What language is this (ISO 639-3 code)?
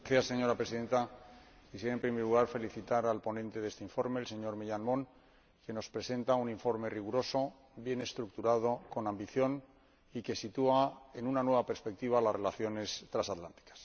spa